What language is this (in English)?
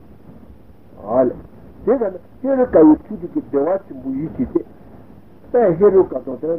Italian